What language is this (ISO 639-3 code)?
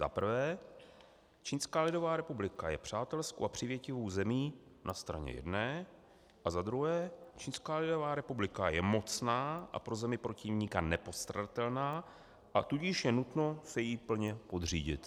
ces